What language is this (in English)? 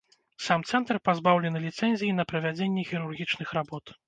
Belarusian